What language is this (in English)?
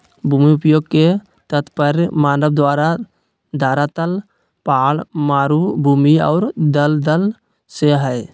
Magahi